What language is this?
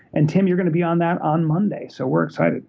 English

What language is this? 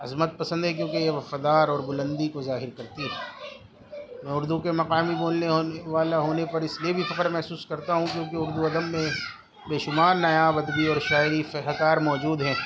Urdu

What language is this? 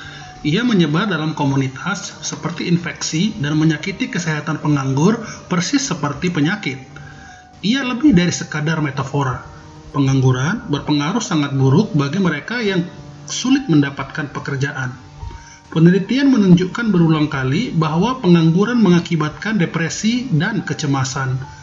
Indonesian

